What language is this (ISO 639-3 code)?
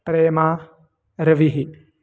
san